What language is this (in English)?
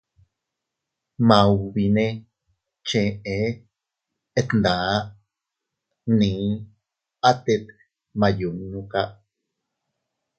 Teutila Cuicatec